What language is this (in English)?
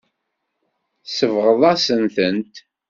Kabyle